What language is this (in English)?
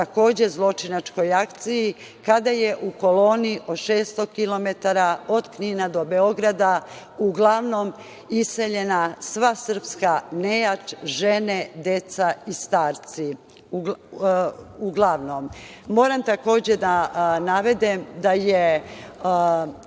Serbian